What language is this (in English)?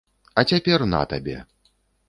Belarusian